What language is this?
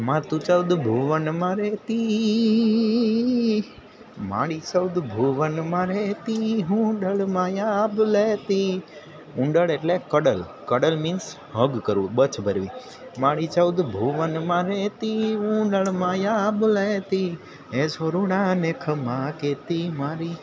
Gujarati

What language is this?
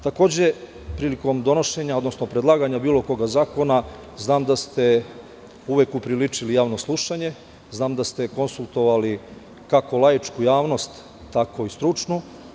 Serbian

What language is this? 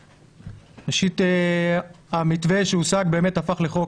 Hebrew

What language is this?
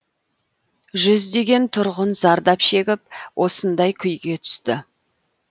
Kazakh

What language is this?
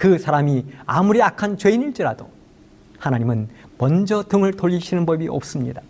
Korean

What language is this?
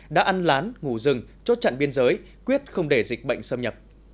Vietnamese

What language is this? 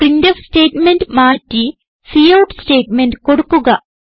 Malayalam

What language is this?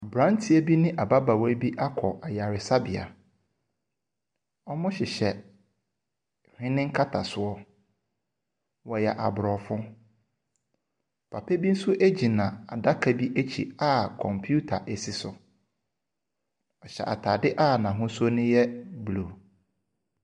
Akan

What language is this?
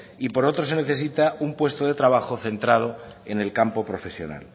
Spanish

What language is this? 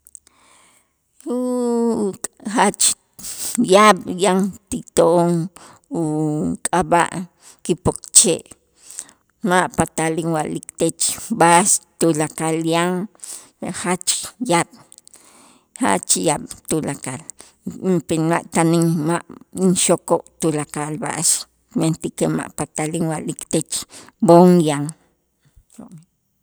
Itzá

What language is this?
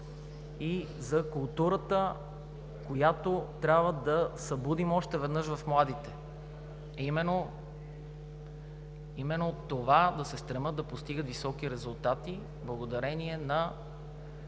Bulgarian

